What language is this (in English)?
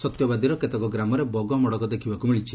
Odia